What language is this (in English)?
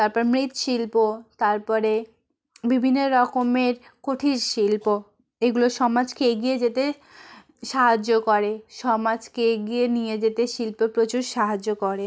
Bangla